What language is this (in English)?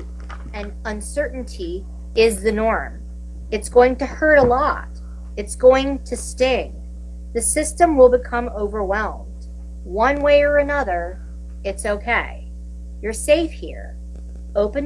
English